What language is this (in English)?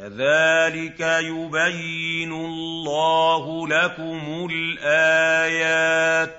Arabic